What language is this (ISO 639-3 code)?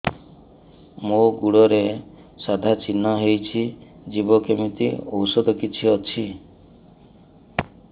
ori